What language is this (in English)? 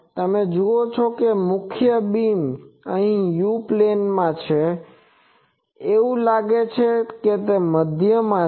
Gujarati